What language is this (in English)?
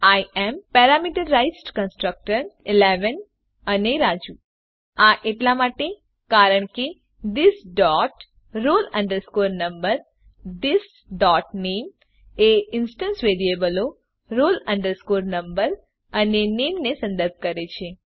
Gujarati